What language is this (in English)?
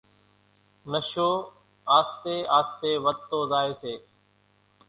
Kachi Koli